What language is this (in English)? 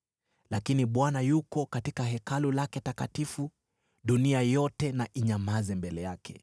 Swahili